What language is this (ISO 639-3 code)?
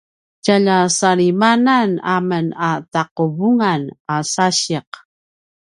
pwn